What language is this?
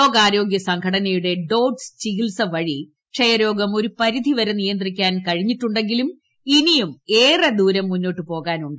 Malayalam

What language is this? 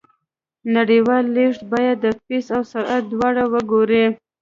Pashto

